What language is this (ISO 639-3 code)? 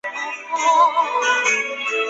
zho